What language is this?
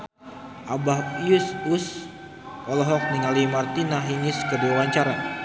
Sundanese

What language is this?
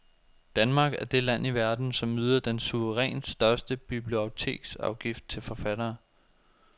Danish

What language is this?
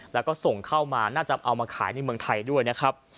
Thai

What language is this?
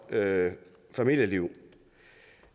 Danish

